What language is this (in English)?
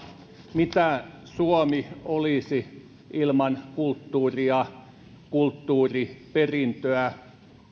Finnish